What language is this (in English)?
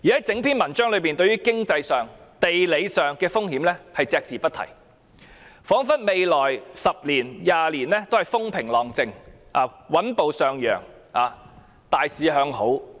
Cantonese